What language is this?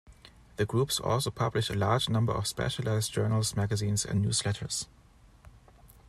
English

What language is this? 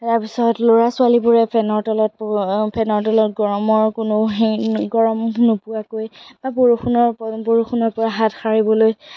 Assamese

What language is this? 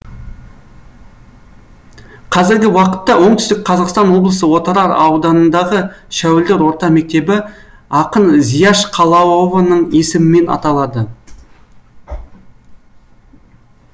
Kazakh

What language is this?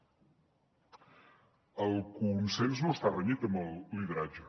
Catalan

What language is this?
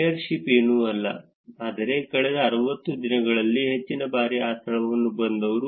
Kannada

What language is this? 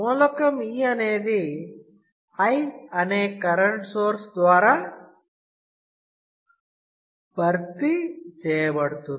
Telugu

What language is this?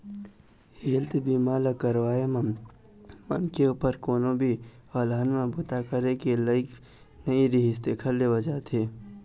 Chhattisgarhi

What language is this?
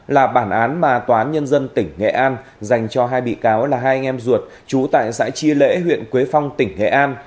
Vietnamese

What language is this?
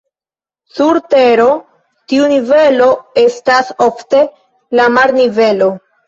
Esperanto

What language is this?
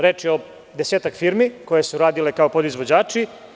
Serbian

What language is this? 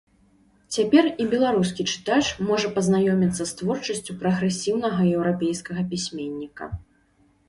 Belarusian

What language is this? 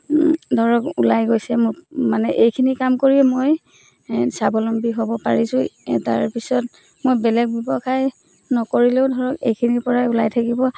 Assamese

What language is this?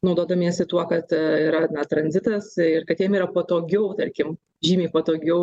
Lithuanian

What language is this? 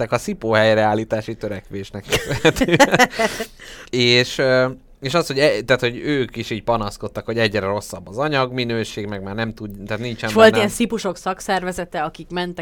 Hungarian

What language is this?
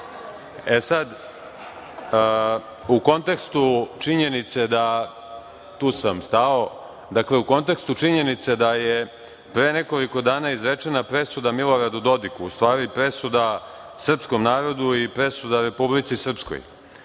Serbian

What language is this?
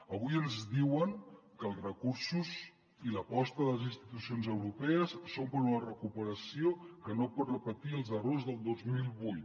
Catalan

